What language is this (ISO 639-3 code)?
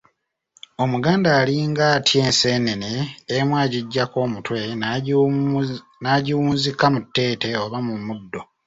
lug